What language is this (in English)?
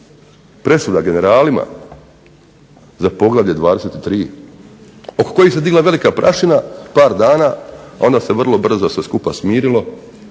Croatian